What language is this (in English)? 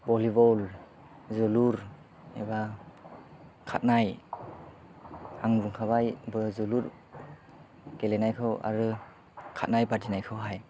Bodo